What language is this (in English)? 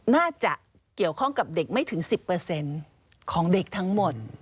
Thai